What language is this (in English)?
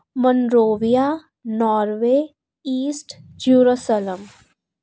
Punjabi